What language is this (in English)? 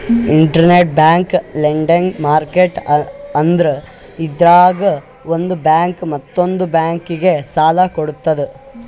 Kannada